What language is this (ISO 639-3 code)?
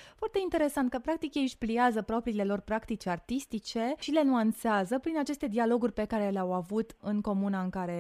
ron